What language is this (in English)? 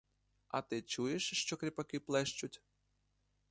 Ukrainian